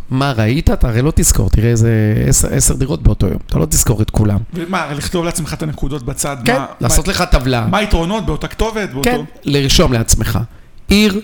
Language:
Hebrew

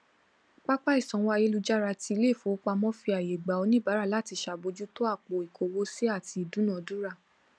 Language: Yoruba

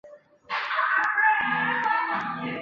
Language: Chinese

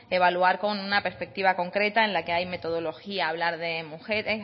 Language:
Spanish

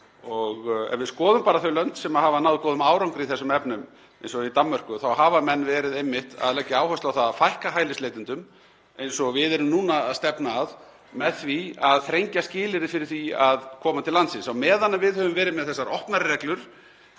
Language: Icelandic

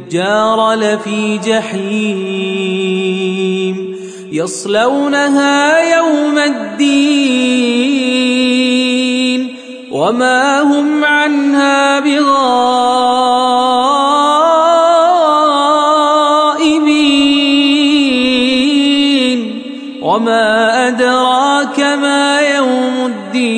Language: Arabic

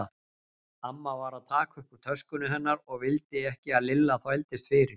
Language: Icelandic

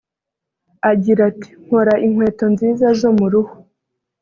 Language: Kinyarwanda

